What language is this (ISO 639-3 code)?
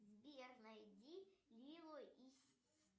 rus